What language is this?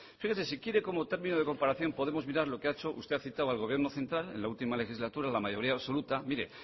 Spanish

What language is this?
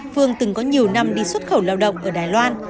Vietnamese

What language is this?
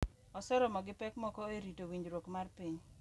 Luo (Kenya and Tanzania)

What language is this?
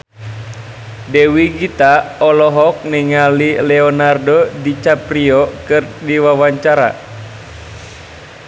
Sundanese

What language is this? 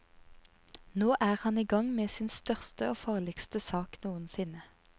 Norwegian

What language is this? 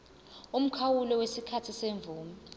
Zulu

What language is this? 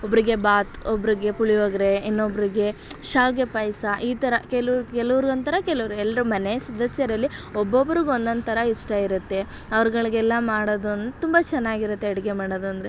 Kannada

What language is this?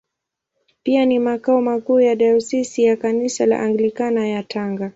Swahili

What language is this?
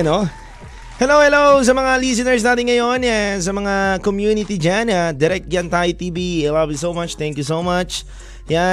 Filipino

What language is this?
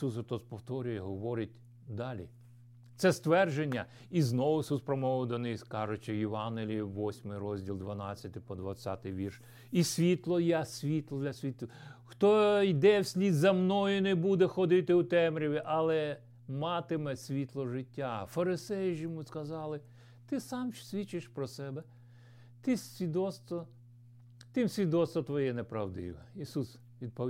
Ukrainian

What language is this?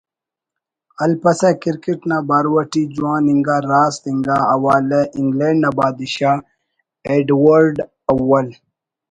Brahui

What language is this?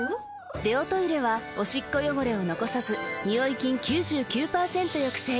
Japanese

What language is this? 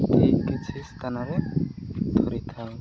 Odia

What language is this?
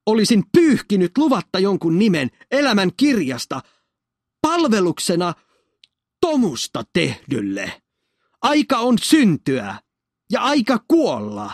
Finnish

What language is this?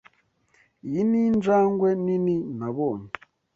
Kinyarwanda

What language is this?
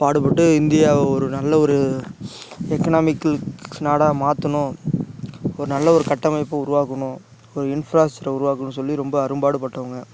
Tamil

